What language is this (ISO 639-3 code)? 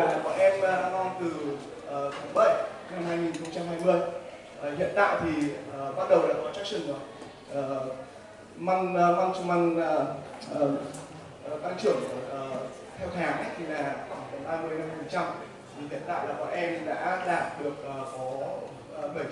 vie